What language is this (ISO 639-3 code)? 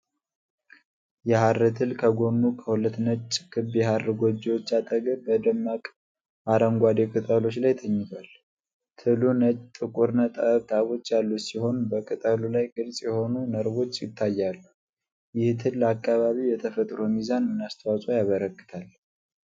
amh